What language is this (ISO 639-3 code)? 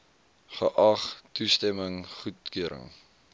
afr